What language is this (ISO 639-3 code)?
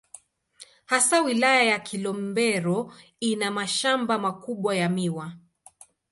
swa